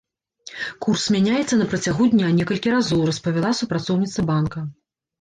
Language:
Belarusian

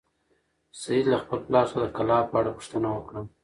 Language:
Pashto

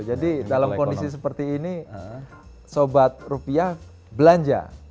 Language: Indonesian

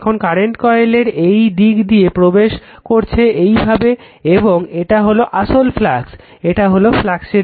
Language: Bangla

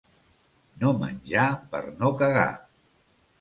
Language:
Catalan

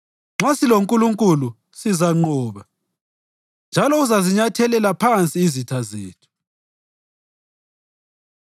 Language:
North Ndebele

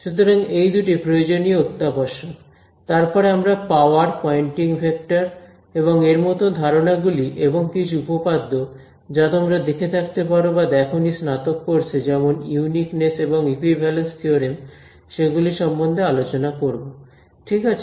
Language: Bangla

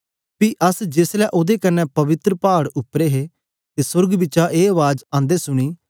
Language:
Dogri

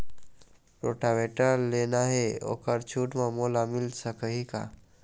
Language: Chhattisgarhi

